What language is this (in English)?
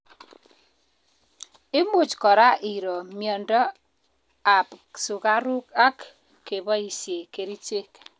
Kalenjin